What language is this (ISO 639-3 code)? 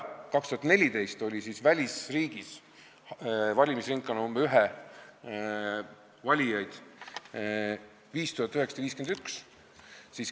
est